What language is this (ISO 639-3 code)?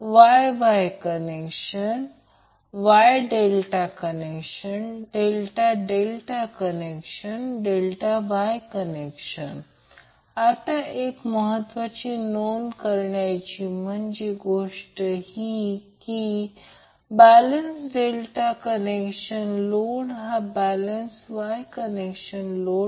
mar